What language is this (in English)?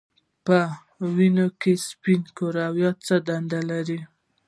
Pashto